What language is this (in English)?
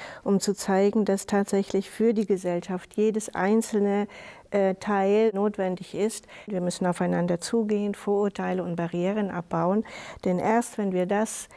German